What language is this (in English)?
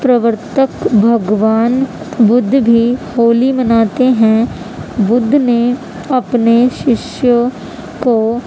Urdu